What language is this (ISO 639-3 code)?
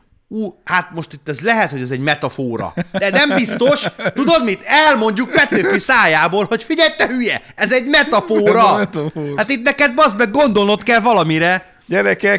hun